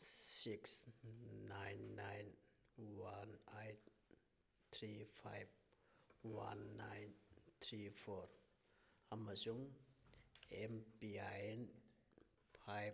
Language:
Manipuri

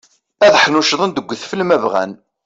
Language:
Kabyle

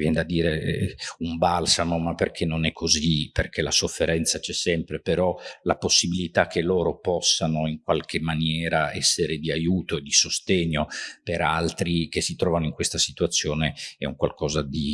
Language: Italian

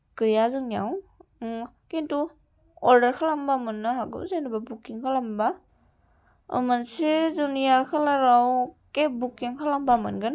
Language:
Bodo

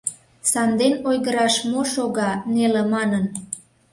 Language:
Mari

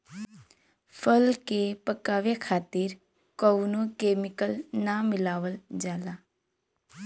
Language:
Bhojpuri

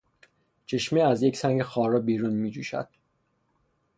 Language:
Persian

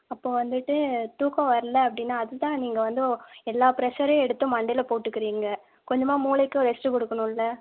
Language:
Tamil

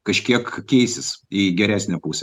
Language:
Lithuanian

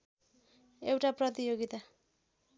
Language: Nepali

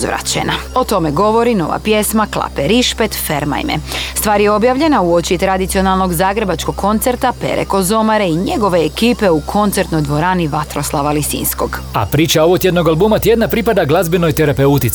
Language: Croatian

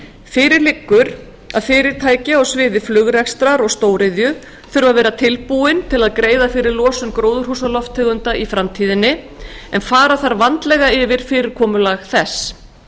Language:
Icelandic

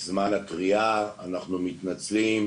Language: Hebrew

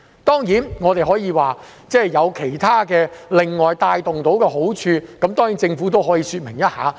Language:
Cantonese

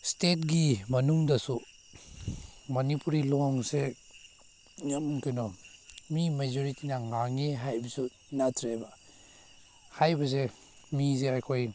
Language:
Manipuri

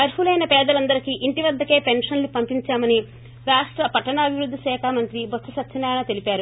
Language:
Telugu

